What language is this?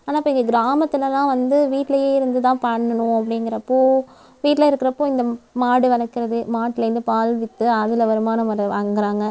Tamil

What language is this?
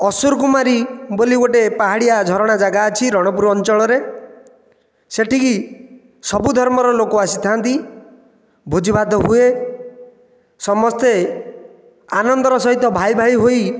Odia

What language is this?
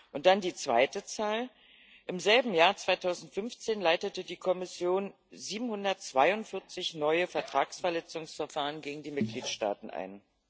German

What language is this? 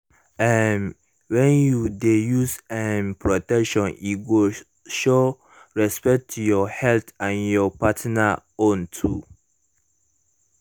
Nigerian Pidgin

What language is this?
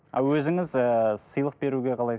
Kazakh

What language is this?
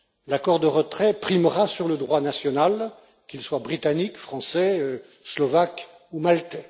French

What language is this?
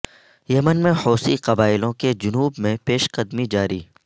Urdu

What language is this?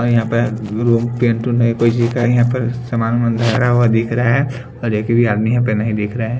Hindi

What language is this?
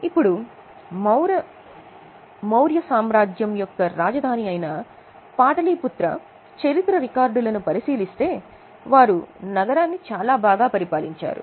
Telugu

